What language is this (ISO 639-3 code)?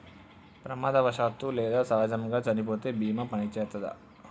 tel